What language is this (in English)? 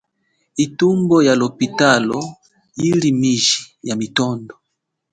Chokwe